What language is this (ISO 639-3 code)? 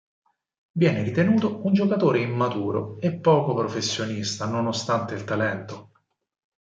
ita